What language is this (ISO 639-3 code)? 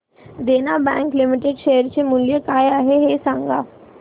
mar